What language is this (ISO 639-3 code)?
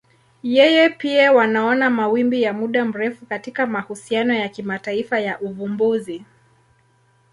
swa